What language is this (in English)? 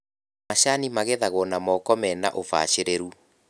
Kikuyu